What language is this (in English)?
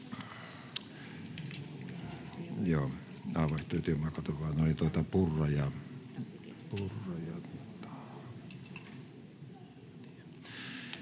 Finnish